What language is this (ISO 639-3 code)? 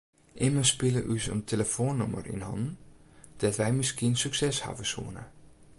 fry